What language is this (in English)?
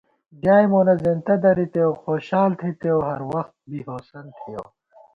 Gawar-Bati